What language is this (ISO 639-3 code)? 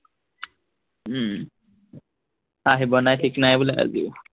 asm